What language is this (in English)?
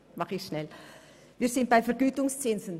Swiss German